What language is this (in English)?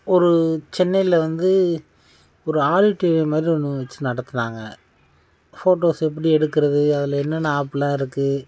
Tamil